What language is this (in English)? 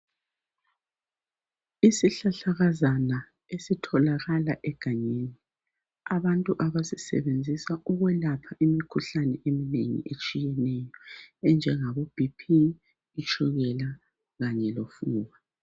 North Ndebele